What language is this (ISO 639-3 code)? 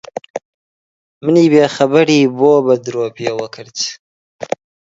ckb